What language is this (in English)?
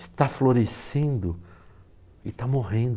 Portuguese